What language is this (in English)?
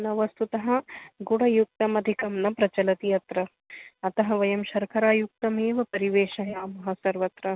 Sanskrit